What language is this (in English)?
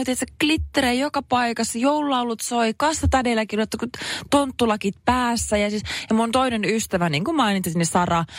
Finnish